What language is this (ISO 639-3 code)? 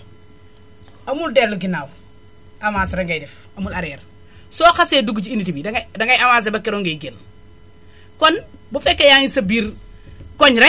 wol